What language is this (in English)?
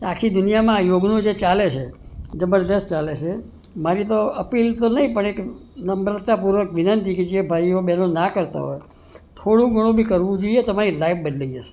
Gujarati